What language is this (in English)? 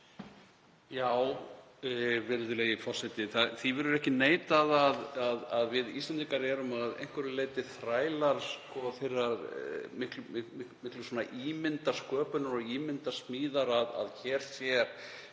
Icelandic